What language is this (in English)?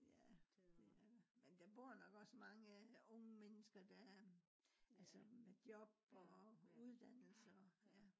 Danish